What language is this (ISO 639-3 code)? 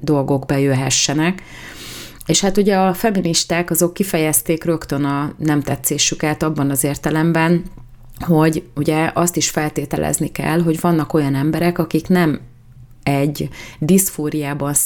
hun